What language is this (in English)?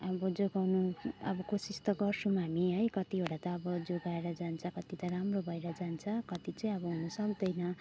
Nepali